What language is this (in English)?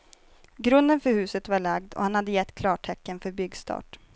Swedish